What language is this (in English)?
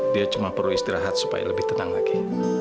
Indonesian